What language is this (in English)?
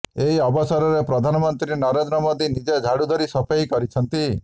Odia